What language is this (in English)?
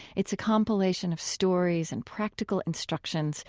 English